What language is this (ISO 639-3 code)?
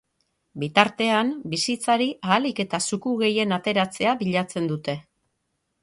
eus